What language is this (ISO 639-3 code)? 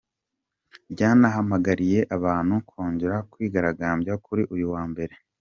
kin